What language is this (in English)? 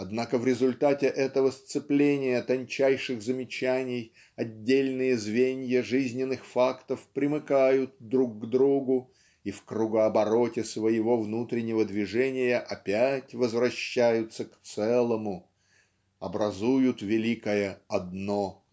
Russian